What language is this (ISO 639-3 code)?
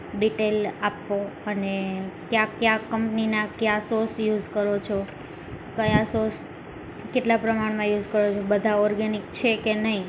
guj